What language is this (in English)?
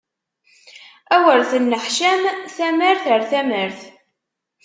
Kabyle